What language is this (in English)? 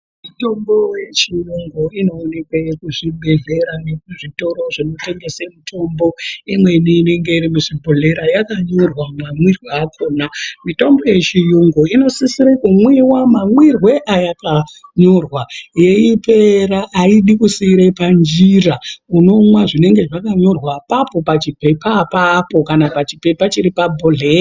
Ndau